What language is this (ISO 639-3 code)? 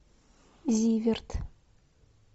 rus